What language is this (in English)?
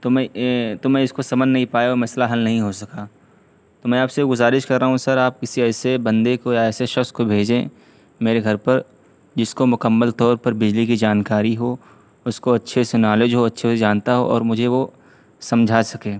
Urdu